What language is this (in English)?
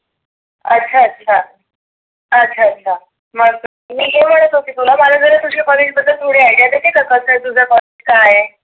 Marathi